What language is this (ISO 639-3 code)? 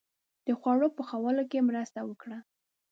pus